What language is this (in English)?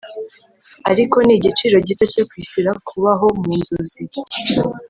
Kinyarwanda